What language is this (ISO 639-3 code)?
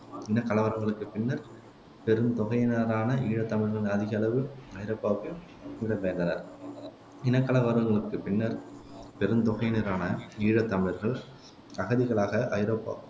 tam